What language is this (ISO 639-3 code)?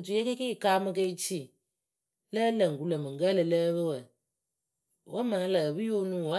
keu